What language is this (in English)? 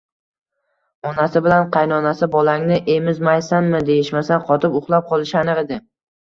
Uzbek